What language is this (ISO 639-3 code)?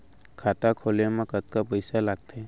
hne